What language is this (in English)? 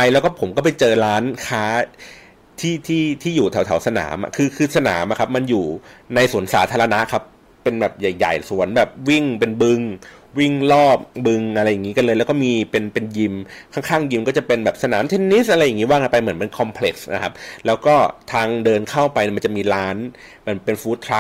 Thai